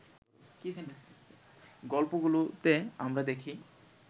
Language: Bangla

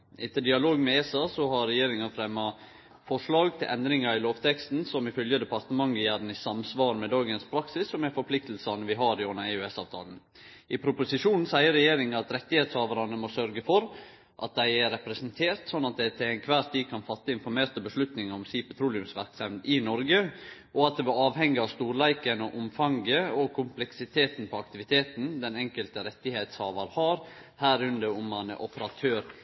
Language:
Norwegian Nynorsk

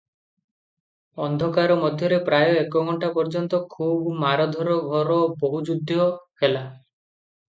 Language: Odia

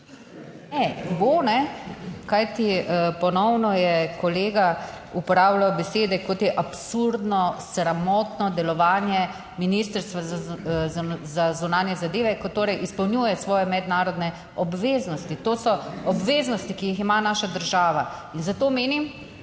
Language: Slovenian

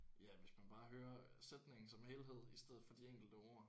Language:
Danish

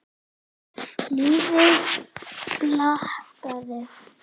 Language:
Icelandic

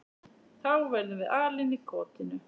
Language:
Icelandic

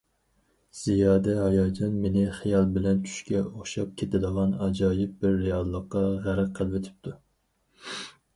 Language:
Uyghur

